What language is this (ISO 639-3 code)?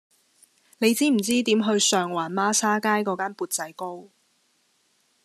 yue